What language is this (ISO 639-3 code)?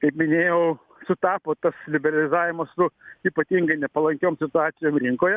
lit